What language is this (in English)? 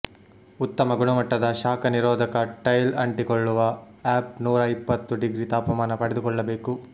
Kannada